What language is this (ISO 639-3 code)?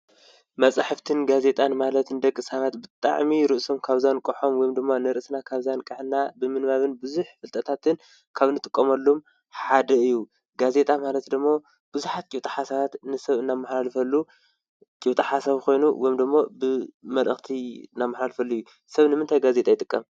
tir